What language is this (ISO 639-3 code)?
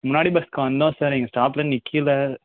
tam